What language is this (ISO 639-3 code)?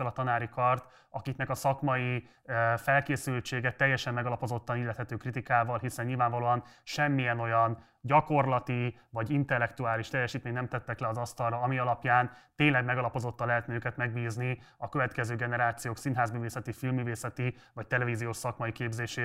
hun